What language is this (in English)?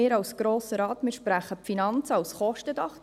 Swiss German